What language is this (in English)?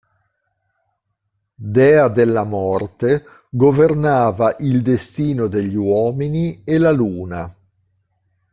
Italian